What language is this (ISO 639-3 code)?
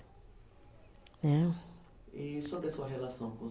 por